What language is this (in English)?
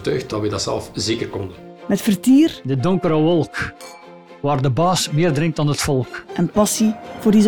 Dutch